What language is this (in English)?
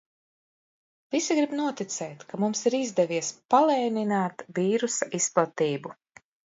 Latvian